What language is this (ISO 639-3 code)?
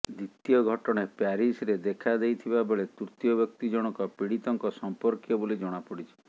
ori